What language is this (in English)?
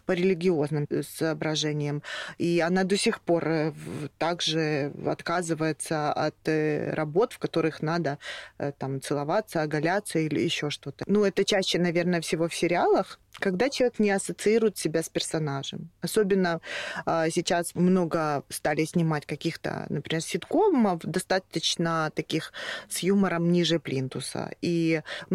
Russian